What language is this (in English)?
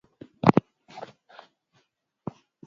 Swahili